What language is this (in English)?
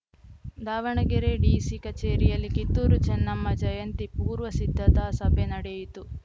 Kannada